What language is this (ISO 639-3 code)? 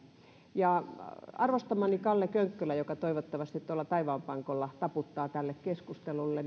fin